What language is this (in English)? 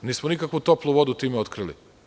Serbian